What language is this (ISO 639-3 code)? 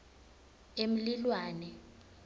ssw